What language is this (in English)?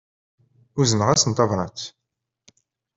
Kabyle